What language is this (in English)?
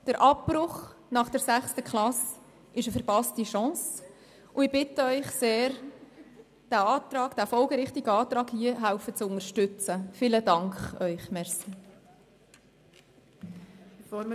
Swiss German